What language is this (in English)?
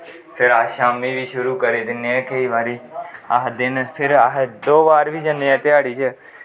Dogri